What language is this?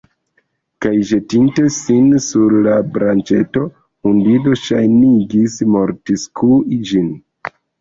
Esperanto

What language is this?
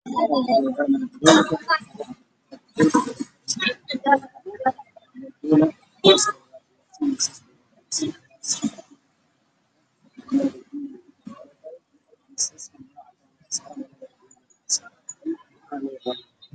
Somali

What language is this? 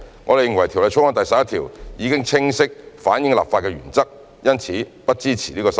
Cantonese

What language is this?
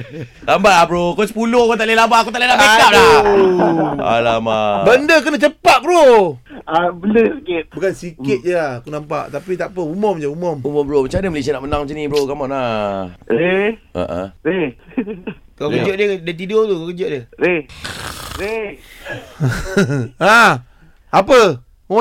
Malay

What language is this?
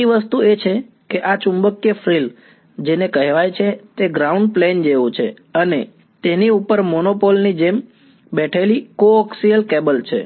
Gujarati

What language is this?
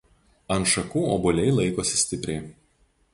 Lithuanian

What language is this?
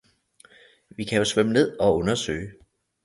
Danish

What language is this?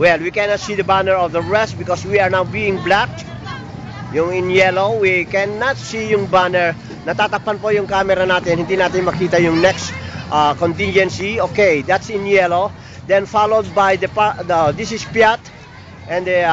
Filipino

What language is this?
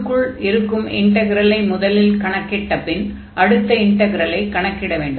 Tamil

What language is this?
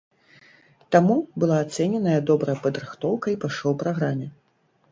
Belarusian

